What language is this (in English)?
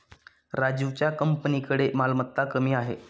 Marathi